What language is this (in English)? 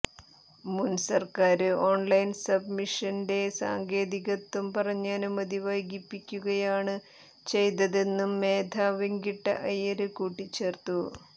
Malayalam